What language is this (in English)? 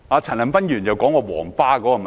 Cantonese